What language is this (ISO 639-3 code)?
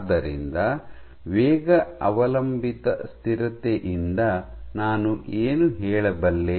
kan